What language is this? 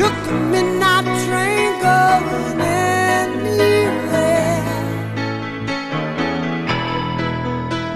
Korean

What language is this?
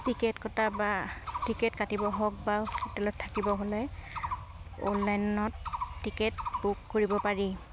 Assamese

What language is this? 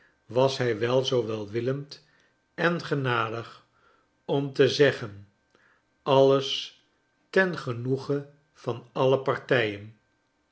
Dutch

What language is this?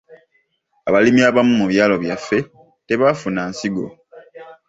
Ganda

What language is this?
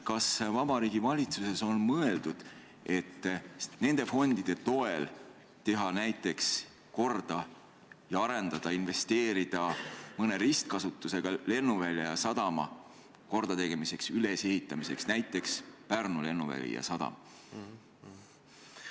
Estonian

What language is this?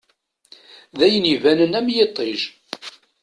Kabyle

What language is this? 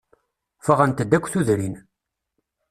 Kabyle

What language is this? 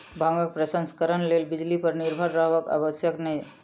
Maithili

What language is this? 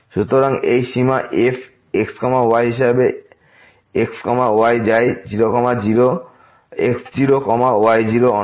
Bangla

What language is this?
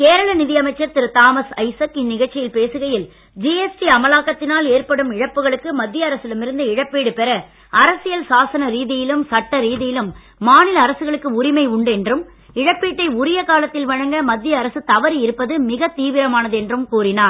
Tamil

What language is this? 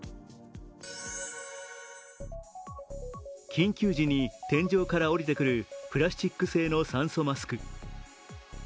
Japanese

